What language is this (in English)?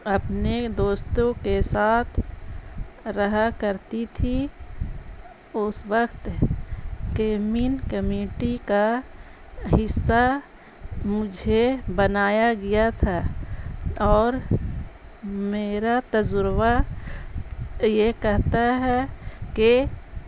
Urdu